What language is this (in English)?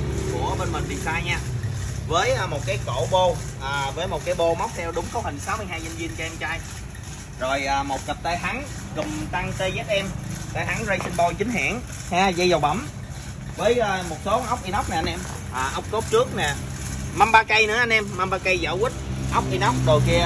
Vietnamese